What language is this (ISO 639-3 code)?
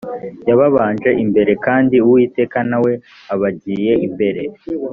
kin